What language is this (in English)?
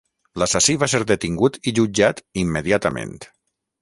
Catalan